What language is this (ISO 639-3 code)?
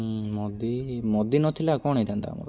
ori